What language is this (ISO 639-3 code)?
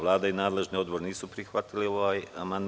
srp